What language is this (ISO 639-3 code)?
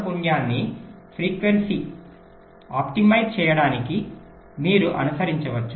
tel